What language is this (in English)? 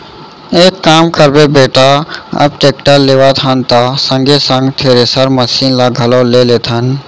Chhattisgarhi